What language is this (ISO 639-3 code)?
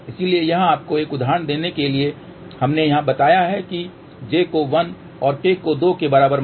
hin